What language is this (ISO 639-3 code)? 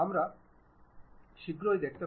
ben